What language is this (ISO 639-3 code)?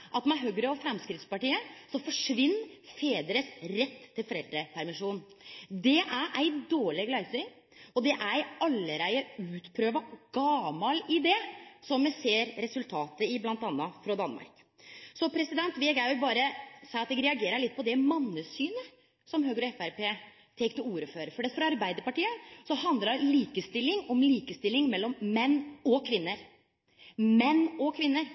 nno